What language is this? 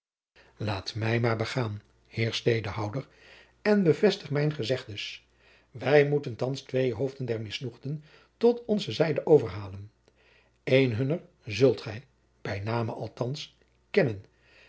Dutch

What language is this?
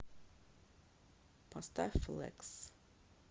Russian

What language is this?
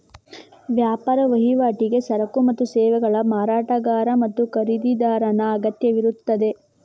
Kannada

